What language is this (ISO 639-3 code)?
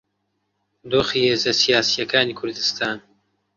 ckb